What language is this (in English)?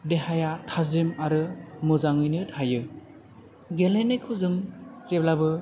Bodo